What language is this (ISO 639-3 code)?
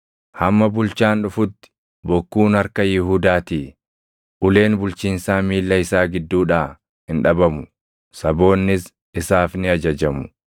orm